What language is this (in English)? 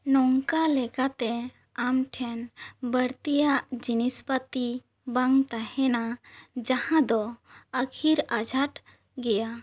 Santali